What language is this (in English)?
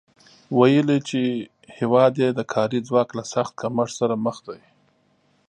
Pashto